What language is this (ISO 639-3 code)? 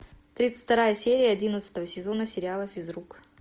rus